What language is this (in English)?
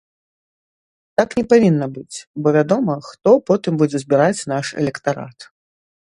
Belarusian